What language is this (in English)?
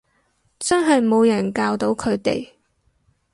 Cantonese